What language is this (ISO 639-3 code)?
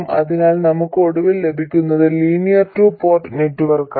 mal